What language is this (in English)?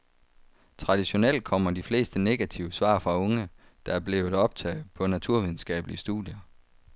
Danish